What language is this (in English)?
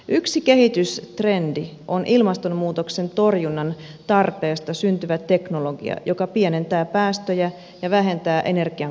Finnish